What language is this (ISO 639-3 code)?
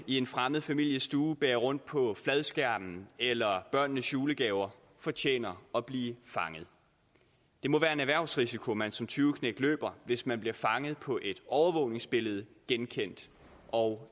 dan